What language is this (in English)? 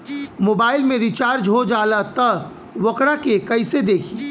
Bhojpuri